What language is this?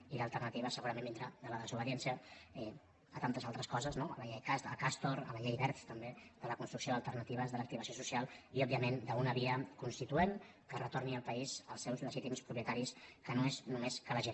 Catalan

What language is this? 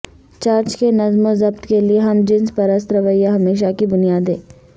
Urdu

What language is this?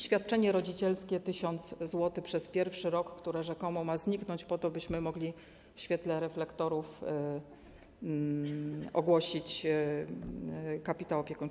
Polish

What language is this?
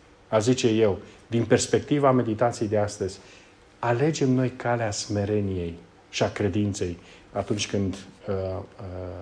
Romanian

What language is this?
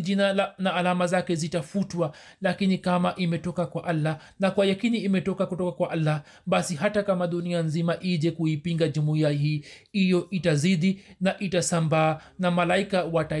Swahili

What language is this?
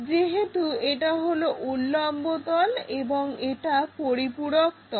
Bangla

